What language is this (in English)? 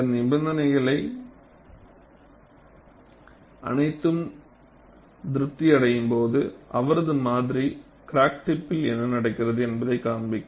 Tamil